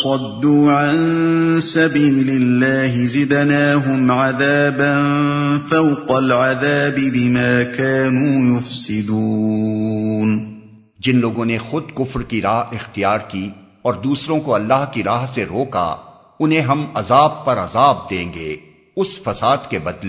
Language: Urdu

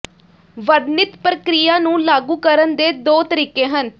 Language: Punjabi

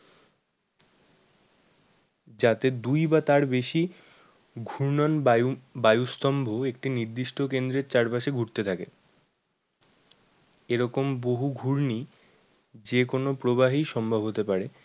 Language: Bangla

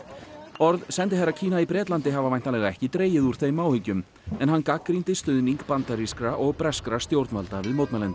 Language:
Icelandic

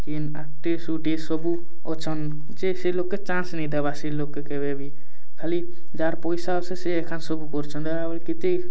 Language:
Odia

